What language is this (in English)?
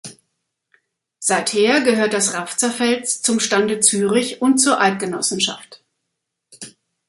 German